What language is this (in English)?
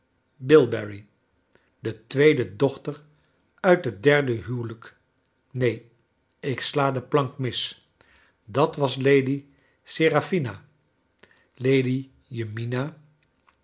Dutch